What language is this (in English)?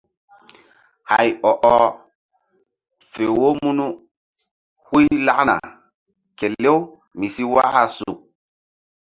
Mbum